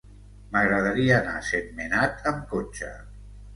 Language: Catalan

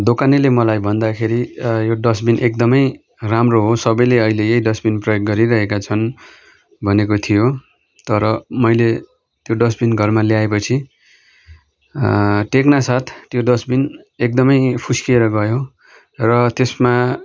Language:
Nepali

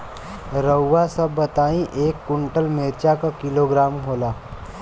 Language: Bhojpuri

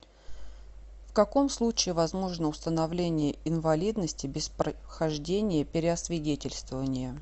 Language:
Russian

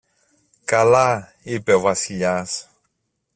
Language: Greek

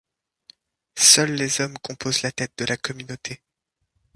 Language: French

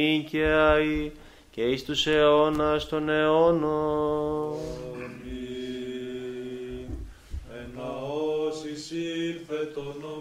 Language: Greek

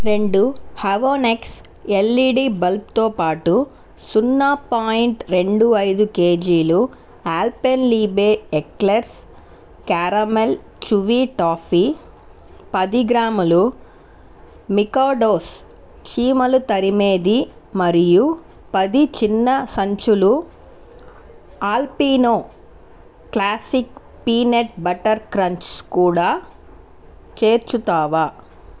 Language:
Telugu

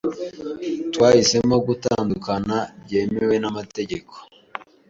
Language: Kinyarwanda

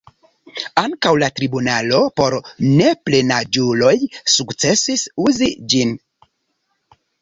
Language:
Esperanto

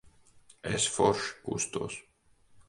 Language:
Latvian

